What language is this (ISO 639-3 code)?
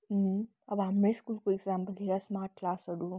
nep